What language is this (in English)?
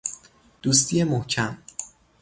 Persian